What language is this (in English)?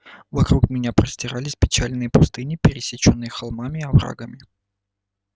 Russian